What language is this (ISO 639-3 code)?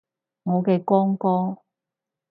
yue